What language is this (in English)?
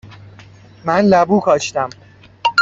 Persian